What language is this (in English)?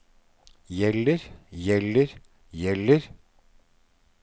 Norwegian